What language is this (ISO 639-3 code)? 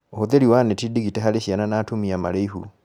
kik